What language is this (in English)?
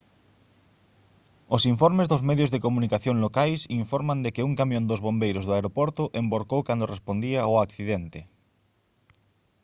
Galician